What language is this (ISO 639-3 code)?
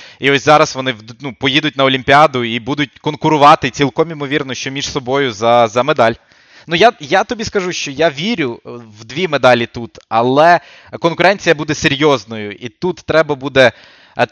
ukr